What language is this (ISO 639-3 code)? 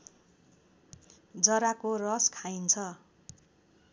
nep